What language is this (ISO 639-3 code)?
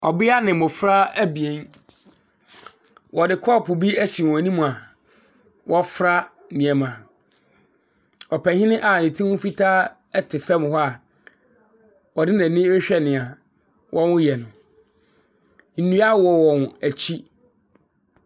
aka